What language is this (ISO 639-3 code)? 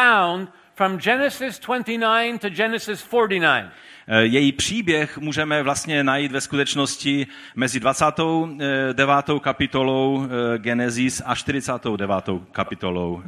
ces